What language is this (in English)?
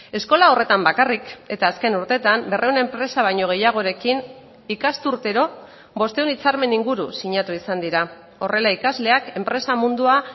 Basque